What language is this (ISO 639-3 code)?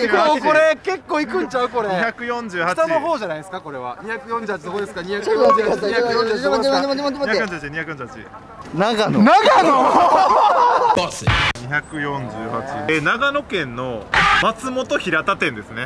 jpn